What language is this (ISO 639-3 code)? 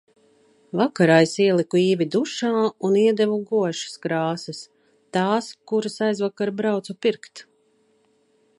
lav